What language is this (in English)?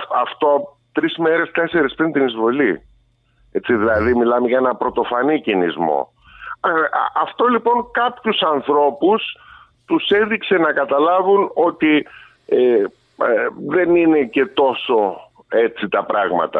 Greek